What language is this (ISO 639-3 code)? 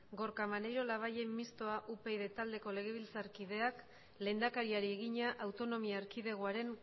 eus